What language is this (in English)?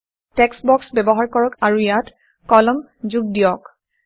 Assamese